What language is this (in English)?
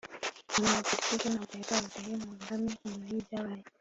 Kinyarwanda